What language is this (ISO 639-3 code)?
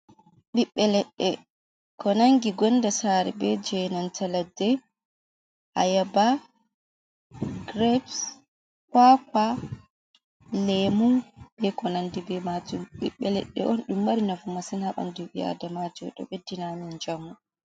ful